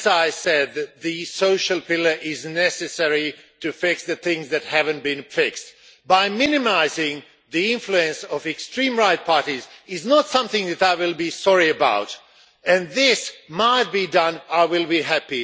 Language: English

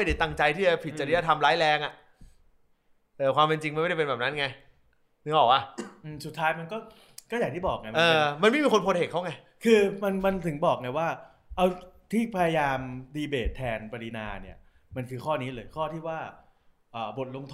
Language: Thai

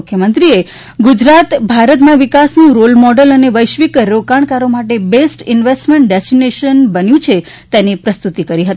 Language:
Gujarati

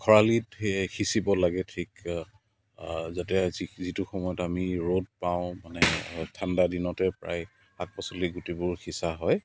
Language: Assamese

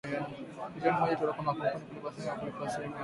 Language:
Swahili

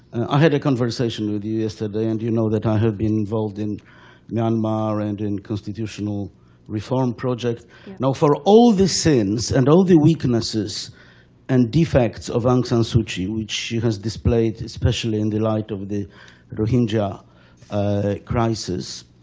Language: English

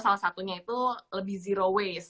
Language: Indonesian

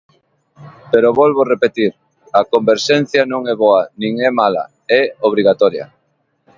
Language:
Galician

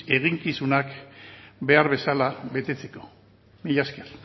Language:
Basque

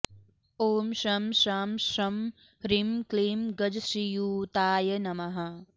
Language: Sanskrit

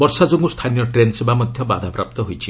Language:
Odia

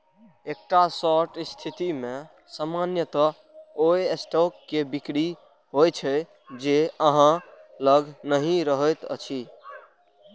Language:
Maithili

